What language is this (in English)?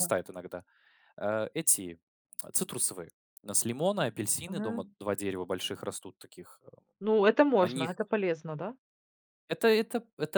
Russian